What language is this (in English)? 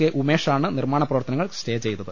Malayalam